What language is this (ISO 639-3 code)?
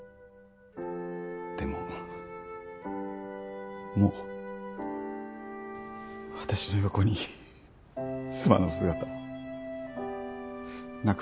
jpn